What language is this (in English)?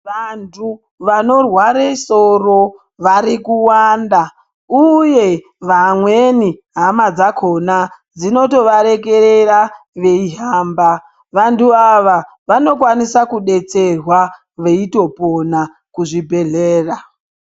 Ndau